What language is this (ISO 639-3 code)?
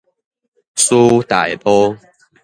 nan